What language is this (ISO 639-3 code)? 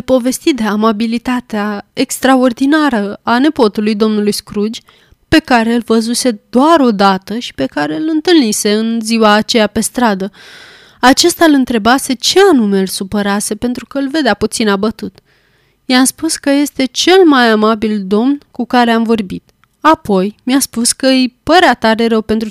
ron